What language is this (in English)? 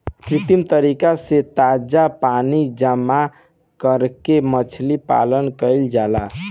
Bhojpuri